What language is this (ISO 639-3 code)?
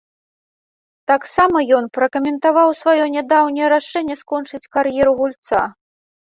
bel